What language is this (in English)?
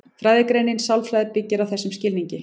Icelandic